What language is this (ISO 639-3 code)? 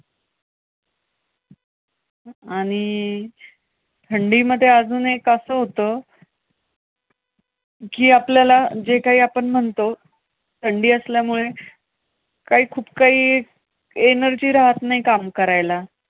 mar